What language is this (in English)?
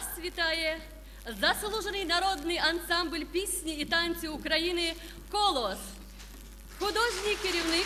Ukrainian